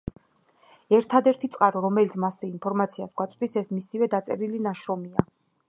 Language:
Georgian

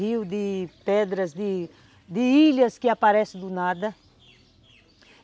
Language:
Portuguese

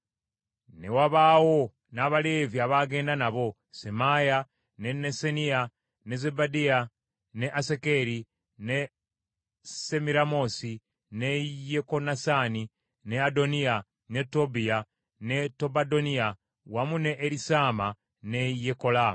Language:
Ganda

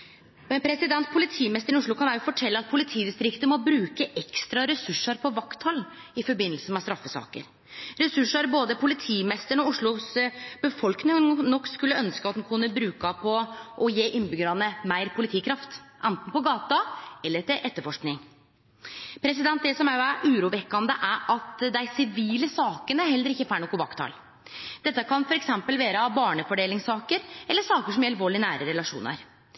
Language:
Norwegian Nynorsk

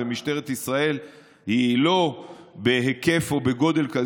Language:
Hebrew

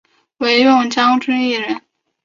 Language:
Chinese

